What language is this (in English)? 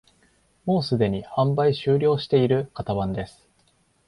Japanese